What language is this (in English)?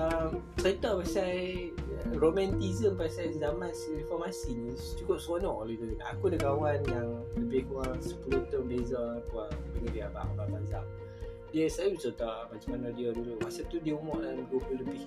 Malay